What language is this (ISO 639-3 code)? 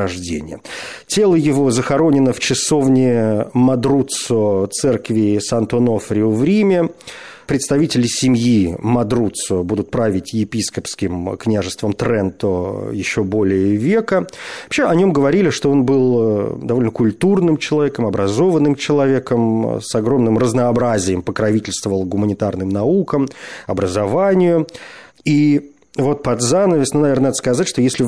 rus